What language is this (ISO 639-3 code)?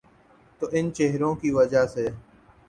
urd